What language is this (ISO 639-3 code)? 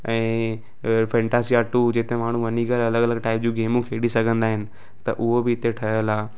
snd